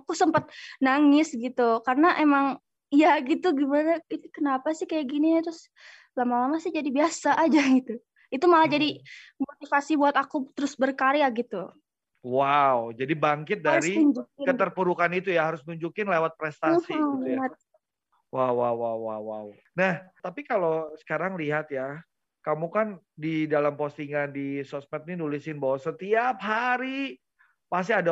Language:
Indonesian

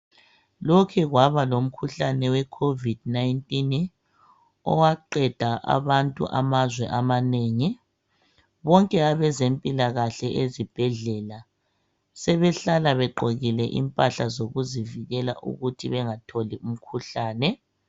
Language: North Ndebele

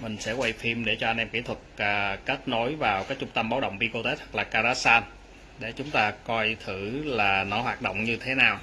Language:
Vietnamese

